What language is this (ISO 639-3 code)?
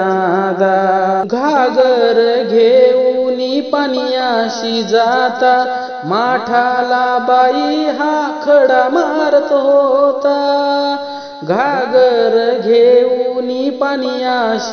hin